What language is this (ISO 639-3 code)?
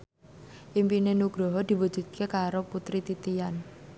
jav